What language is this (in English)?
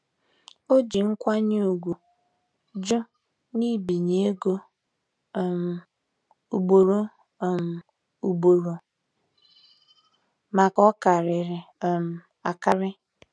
Igbo